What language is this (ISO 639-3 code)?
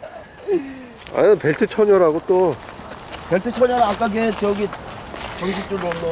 kor